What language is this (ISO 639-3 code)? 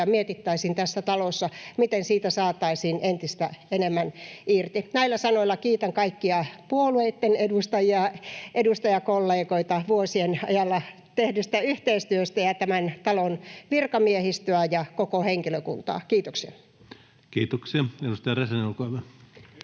fin